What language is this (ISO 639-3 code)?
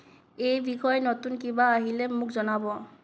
asm